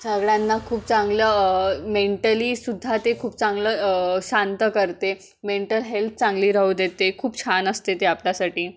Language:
Marathi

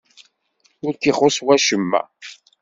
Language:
Kabyle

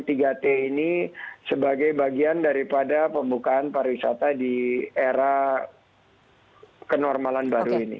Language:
Indonesian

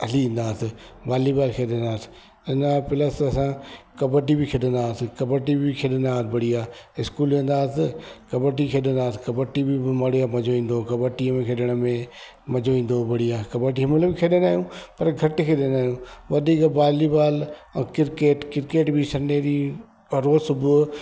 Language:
Sindhi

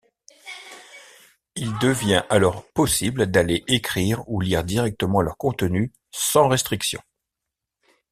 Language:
French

